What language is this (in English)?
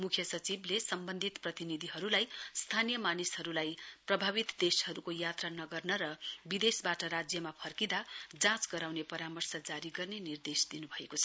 Nepali